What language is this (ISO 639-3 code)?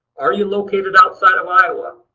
eng